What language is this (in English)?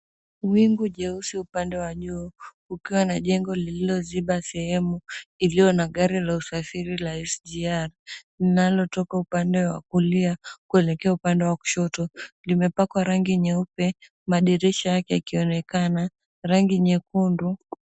Swahili